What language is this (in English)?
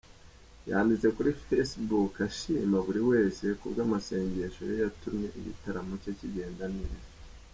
Kinyarwanda